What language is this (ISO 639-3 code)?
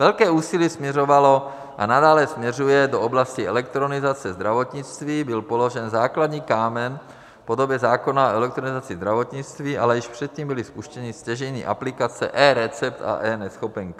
ces